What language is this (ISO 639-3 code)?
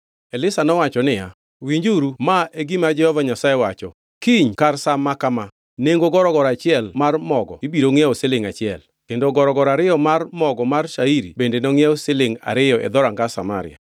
luo